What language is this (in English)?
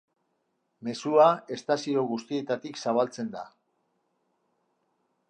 Basque